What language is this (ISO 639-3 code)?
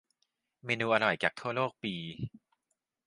tha